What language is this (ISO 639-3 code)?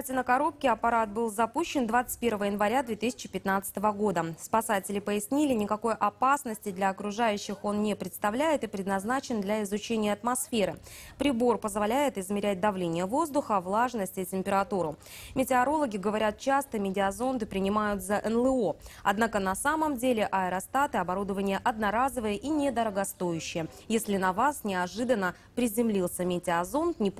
rus